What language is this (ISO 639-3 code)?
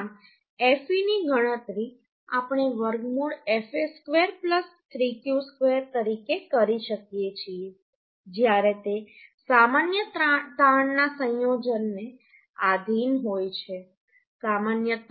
guj